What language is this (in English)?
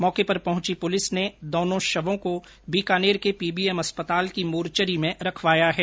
Hindi